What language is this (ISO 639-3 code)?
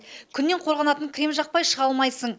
kaz